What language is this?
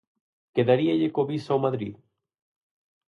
Galician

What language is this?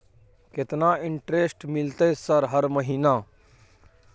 Maithili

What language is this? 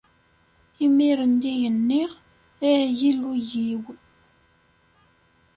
Kabyle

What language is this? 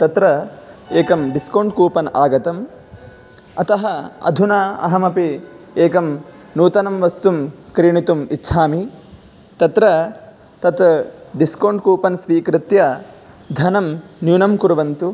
Sanskrit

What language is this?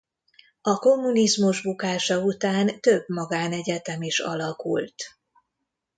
Hungarian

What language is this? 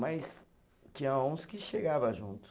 Portuguese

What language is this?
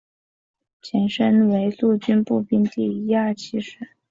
Chinese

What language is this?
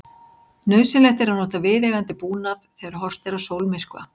Icelandic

